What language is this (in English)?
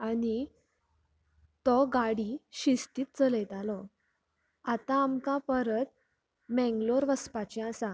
Konkani